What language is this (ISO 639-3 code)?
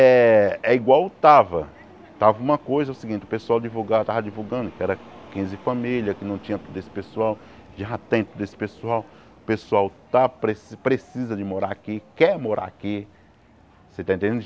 por